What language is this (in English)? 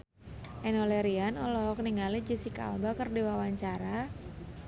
Sundanese